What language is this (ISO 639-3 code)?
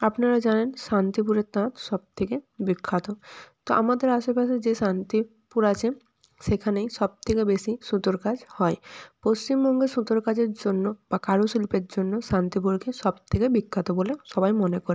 ben